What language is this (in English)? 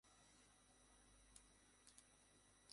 Bangla